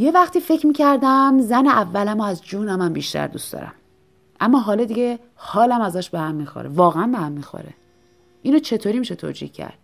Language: Persian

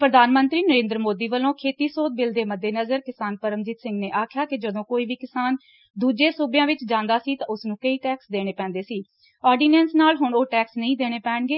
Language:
Punjabi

